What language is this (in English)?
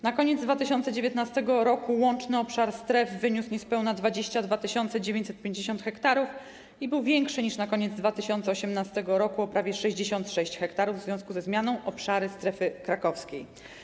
Polish